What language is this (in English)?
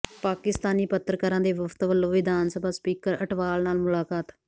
Punjabi